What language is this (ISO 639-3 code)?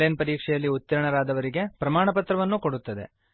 kan